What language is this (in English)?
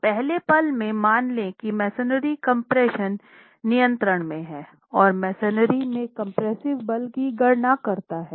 Hindi